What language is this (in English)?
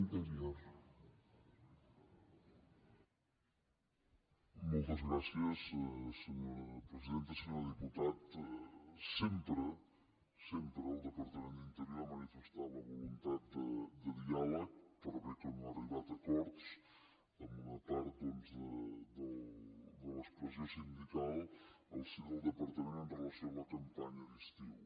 Catalan